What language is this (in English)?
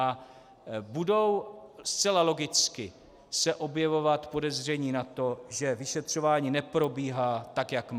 Czech